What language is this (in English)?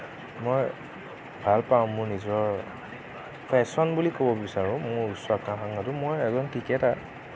Assamese